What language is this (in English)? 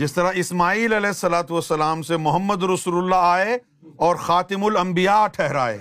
Urdu